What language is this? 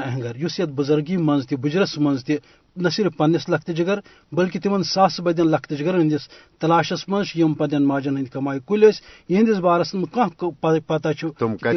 Urdu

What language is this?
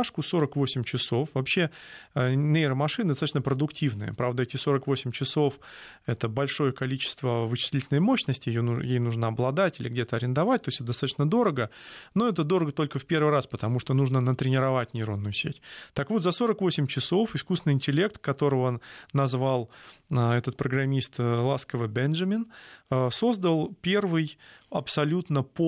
Russian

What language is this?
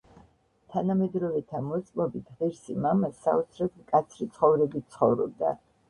Georgian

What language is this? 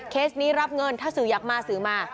Thai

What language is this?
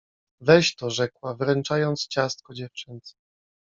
Polish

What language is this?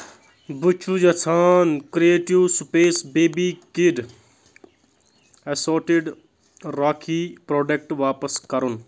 Kashmiri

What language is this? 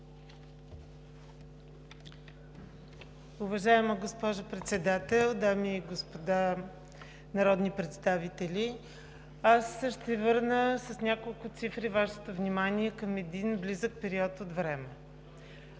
Bulgarian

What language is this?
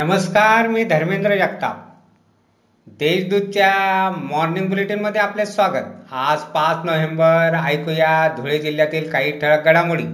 Marathi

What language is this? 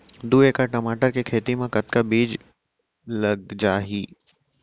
Chhattisgarhi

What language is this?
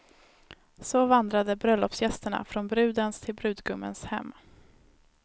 Swedish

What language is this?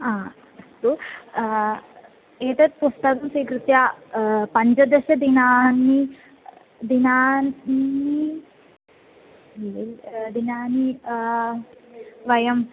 Sanskrit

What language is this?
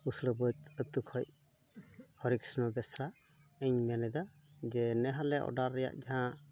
Santali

